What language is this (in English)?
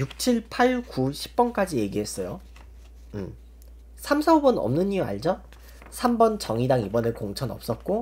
Korean